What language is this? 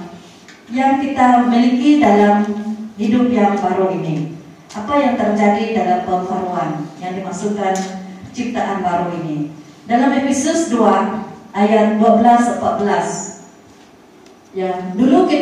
Malay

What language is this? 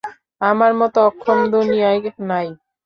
Bangla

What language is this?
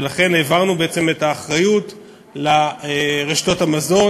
Hebrew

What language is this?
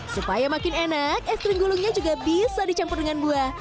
Indonesian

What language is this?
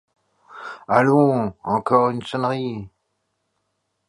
French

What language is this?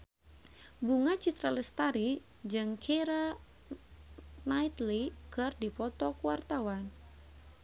Sundanese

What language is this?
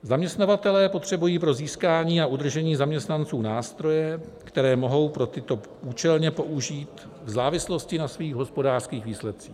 Czech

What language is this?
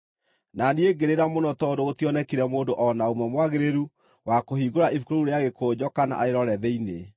Kikuyu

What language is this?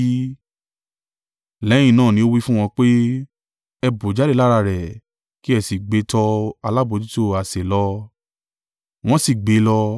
Yoruba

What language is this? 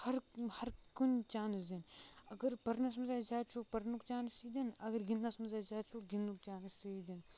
Kashmiri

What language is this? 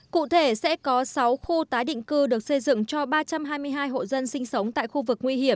Vietnamese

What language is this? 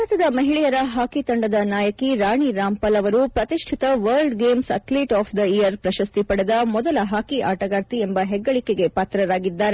Kannada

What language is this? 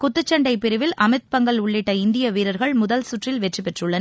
Tamil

